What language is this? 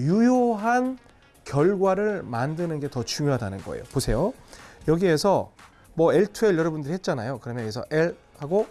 Korean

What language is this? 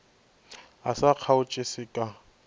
Northern Sotho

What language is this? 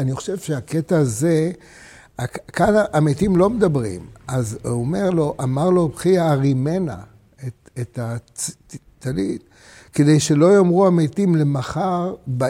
Hebrew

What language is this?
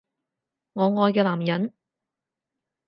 Cantonese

